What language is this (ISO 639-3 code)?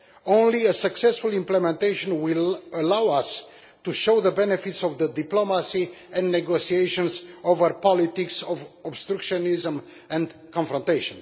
eng